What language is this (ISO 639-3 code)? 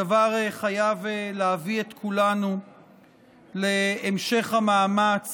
heb